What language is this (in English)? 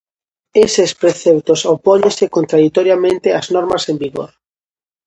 Galician